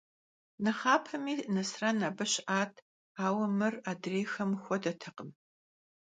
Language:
Kabardian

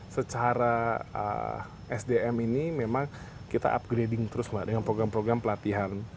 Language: Indonesian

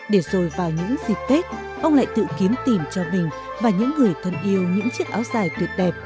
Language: Vietnamese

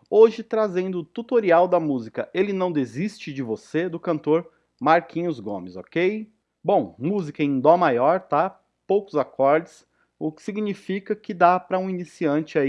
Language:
Portuguese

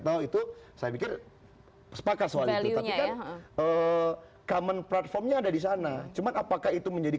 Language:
Indonesian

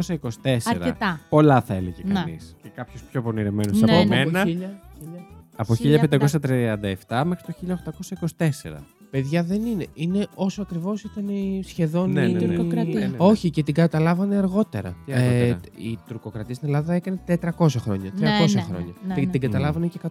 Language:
Greek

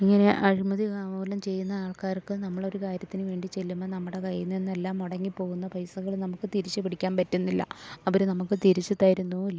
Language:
Malayalam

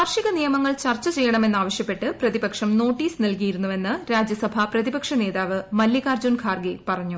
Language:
Malayalam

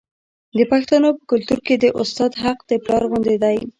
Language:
Pashto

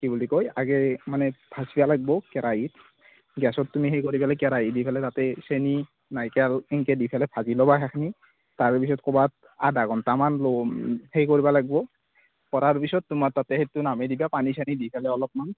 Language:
Assamese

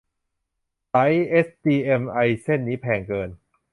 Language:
Thai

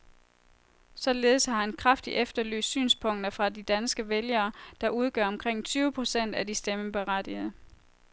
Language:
Danish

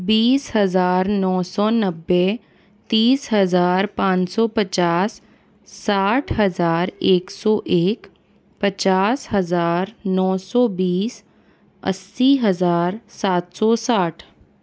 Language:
Hindi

